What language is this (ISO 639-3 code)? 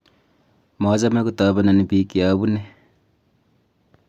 kln